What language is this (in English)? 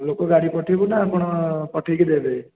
Odia